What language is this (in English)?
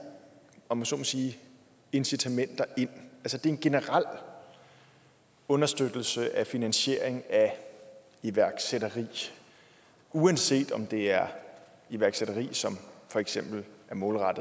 Danish